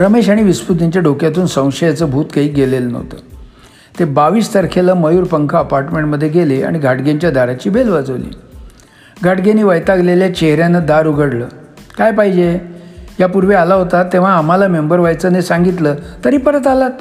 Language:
Marathi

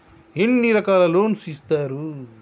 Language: Telugu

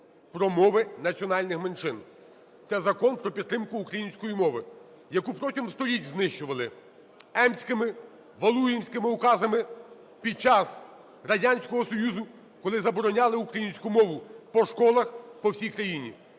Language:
Ukrainian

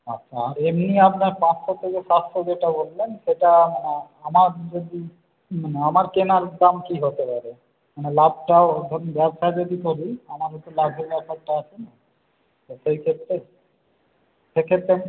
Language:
Bangla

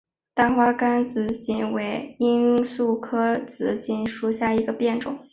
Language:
Chinese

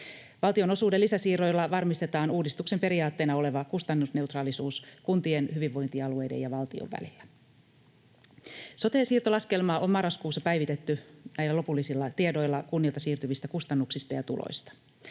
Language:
Finnish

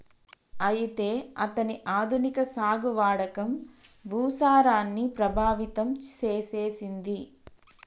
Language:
Telugu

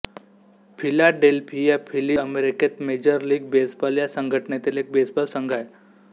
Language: Marathi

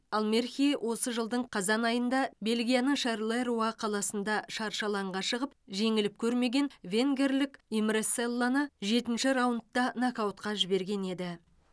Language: Kazakh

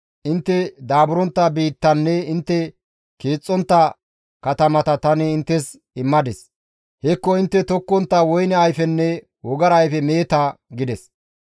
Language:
Gamo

